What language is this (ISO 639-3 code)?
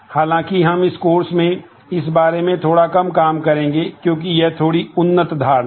hin